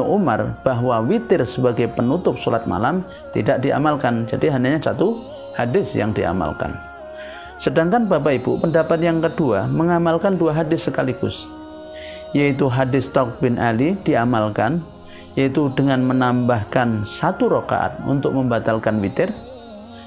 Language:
Indonesian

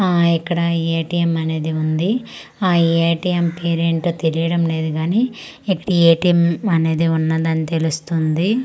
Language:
Telugu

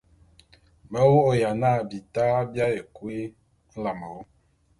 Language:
Bulu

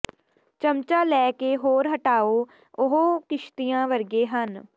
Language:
Punjabi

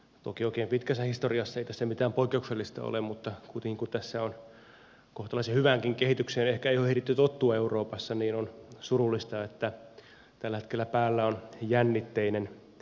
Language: Finnish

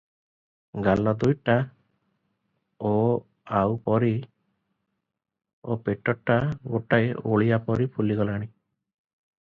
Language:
Odia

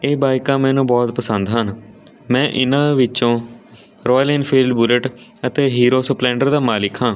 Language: Punjabi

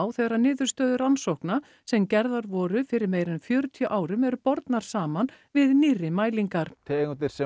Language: Icelandic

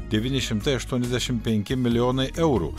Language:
Lithuanian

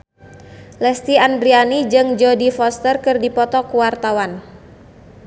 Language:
Sundanese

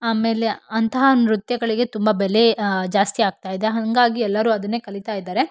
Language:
Kannada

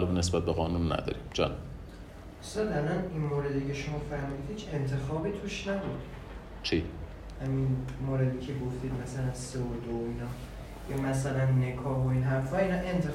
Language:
Persian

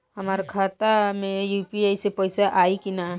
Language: Bhojpuri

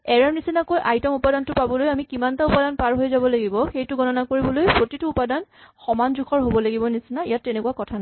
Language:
Assamese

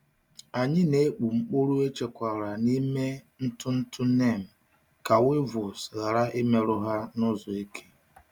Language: Igbo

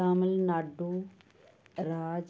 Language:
Punjabi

